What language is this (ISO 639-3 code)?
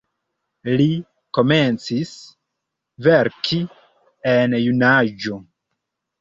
epo